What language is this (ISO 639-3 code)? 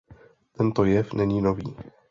ces